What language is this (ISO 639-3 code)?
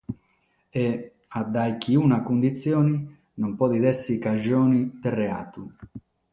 srd